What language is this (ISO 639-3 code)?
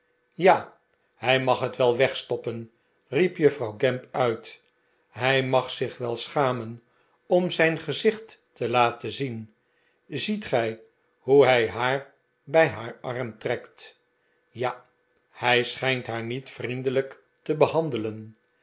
nld